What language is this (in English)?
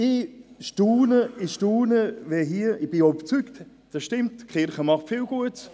Swiss German